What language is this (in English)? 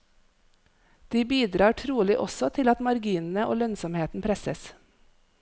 Norwegian